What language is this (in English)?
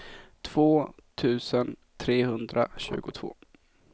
Swedish